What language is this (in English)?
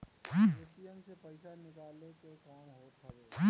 Bhojpuri